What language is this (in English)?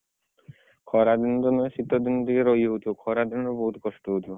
Odia